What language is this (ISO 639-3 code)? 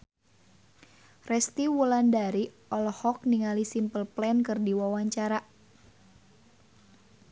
sun